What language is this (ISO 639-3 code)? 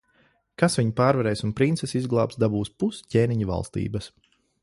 lav